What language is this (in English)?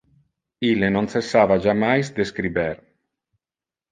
Interlingua